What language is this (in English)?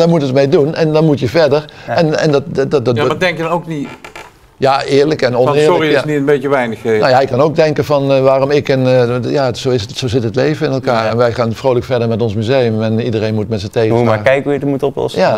Dutch